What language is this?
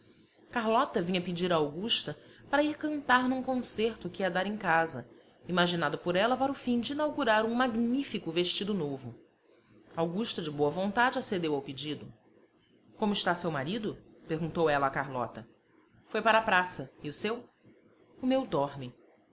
Portuguese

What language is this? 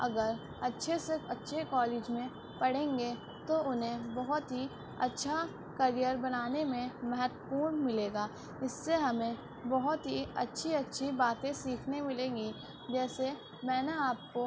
Urdu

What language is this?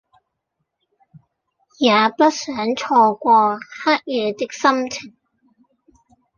Cantonese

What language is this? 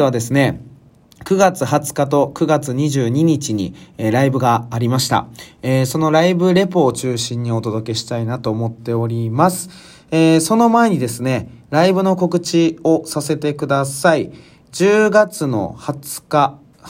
Japanese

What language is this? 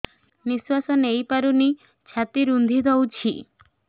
Odia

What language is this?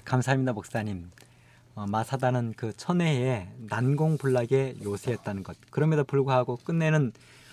Korean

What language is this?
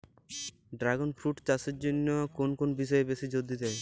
Bangla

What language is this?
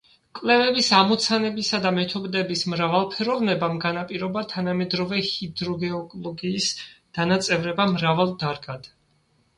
Georgian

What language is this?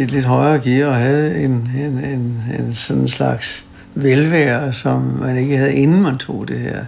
Danish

